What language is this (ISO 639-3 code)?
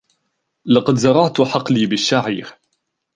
ara